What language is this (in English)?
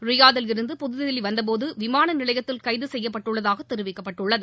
Tamil